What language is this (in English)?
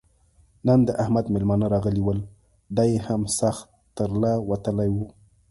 Pashto